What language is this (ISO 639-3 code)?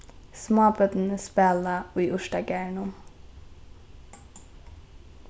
fao